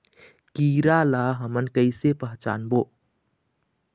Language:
Chhattisgarhi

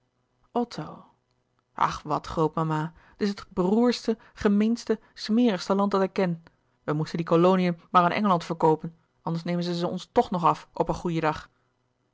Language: Dutch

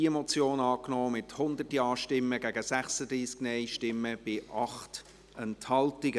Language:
Swiss German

